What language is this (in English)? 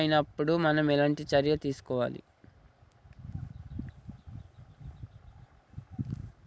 Telugu